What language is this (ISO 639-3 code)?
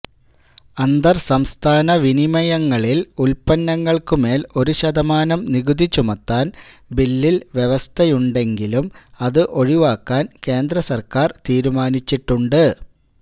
mal